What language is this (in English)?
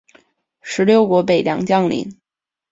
Chinese